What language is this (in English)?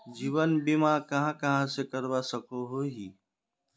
Magahi